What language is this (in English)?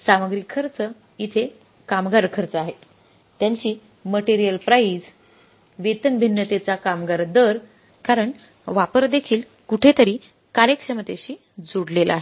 Marathi